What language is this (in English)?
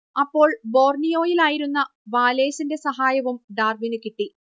Malayalam